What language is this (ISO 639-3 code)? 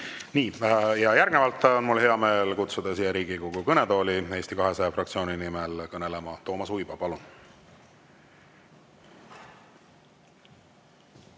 est